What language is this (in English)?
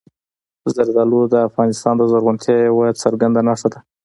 Pashto